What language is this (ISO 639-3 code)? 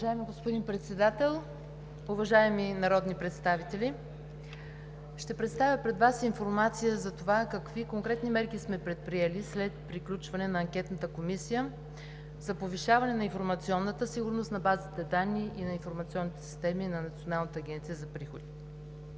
bul